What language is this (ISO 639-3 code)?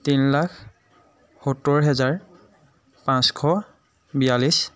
asm